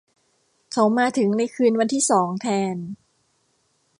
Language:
Thai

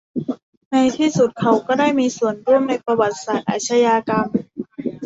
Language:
Thai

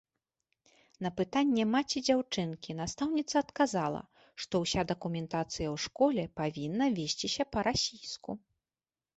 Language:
Belarusian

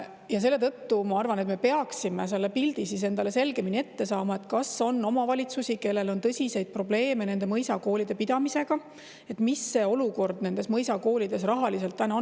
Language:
Estonian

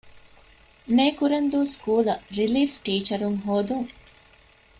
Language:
Divehi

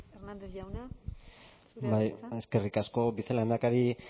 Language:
Basque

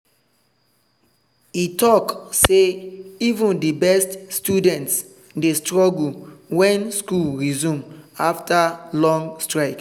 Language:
Nigerian Pidgin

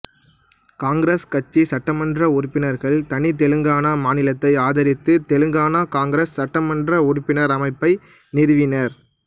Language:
Tamil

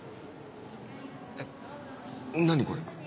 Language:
Japanese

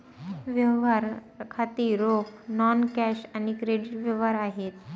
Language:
Marathi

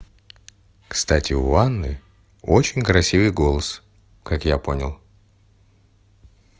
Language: Russian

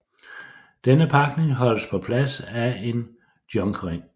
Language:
Danish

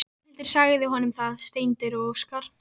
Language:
Icelandic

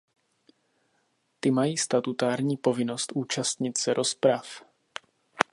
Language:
Czech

